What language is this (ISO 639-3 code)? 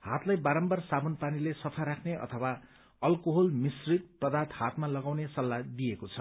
nep